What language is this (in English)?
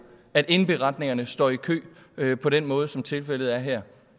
Danish